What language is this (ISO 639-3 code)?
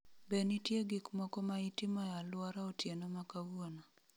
luo